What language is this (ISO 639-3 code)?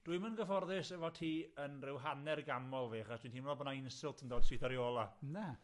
cym